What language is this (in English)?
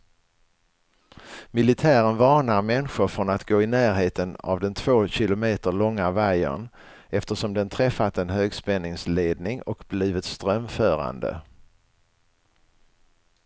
Swedish